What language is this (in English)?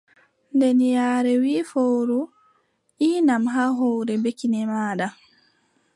Adamawa Fulfulde